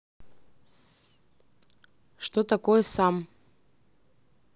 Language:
Russian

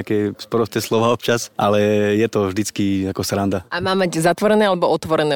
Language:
Slovak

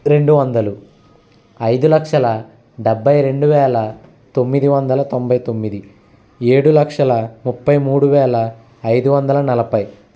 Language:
Telugu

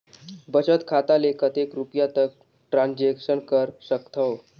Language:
Chhattisgarhi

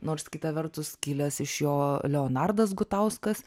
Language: Lithuanian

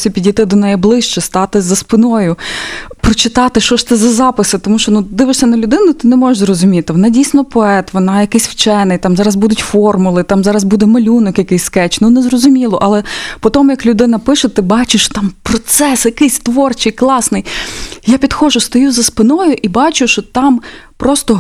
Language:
Ukrainian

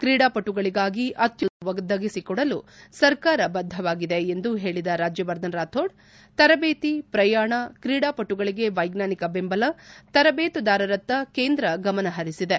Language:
Kannada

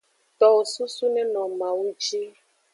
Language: Aja (Benin)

